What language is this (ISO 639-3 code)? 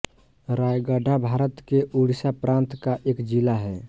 hin